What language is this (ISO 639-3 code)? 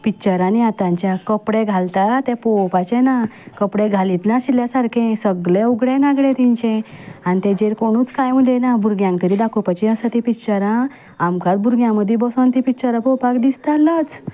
kok